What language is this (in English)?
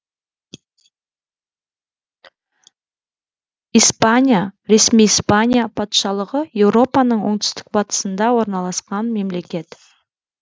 Kazakh